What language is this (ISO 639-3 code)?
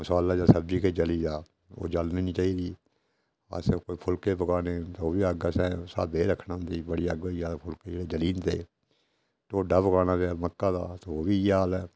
doi